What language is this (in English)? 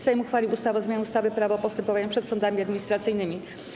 Polish